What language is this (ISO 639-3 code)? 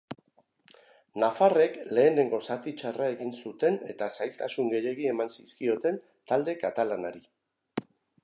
eus